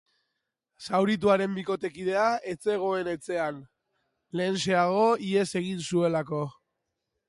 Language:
Basque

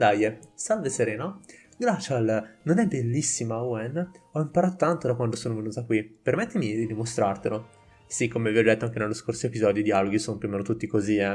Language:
Italian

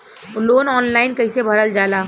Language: Bhojpuri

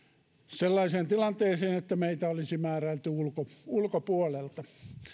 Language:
Finnish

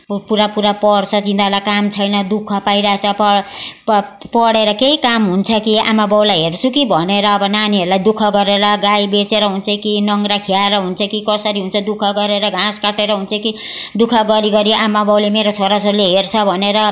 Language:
Nepali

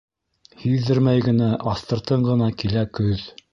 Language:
Bashkir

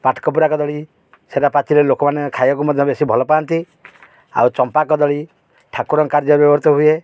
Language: Odia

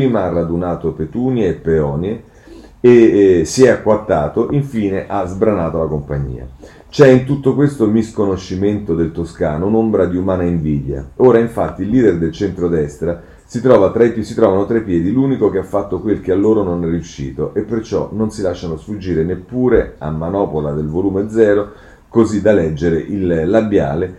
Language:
Italian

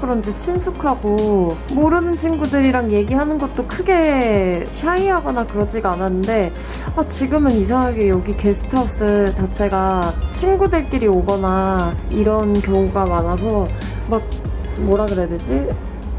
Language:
Korean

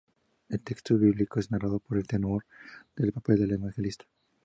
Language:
Spanish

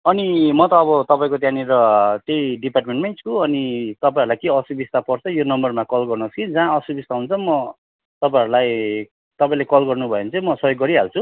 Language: Nepali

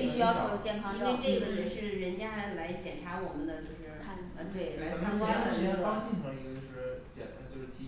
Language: Chinese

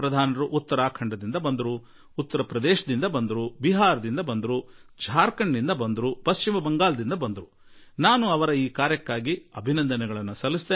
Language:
Kannada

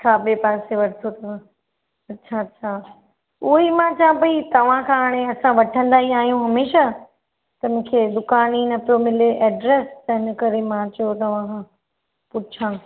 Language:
Sindhi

